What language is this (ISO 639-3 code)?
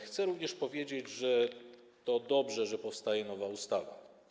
pol